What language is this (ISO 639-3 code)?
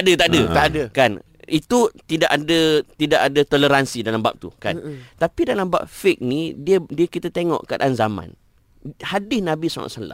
msa